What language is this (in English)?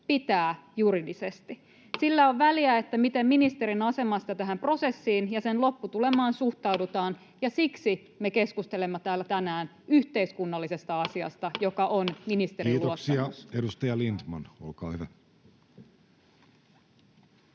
Finnish